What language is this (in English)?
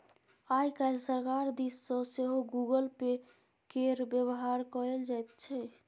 Maithili